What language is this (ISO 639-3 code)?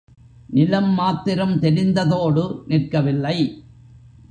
tam